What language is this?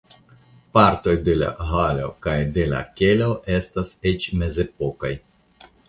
Esperanto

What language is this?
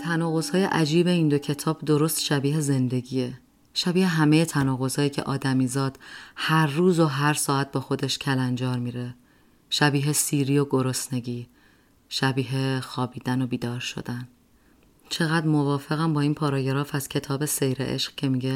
Persian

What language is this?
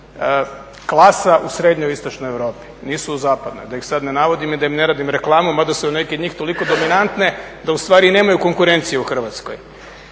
Croatian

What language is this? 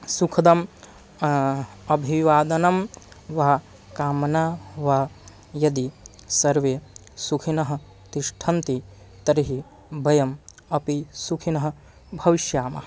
Sanskrit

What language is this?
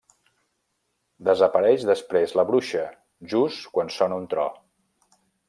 Catalan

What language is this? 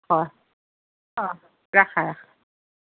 Assamese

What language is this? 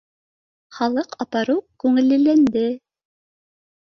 Bashkir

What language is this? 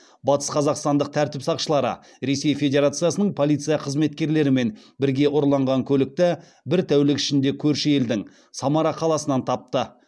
Kazakh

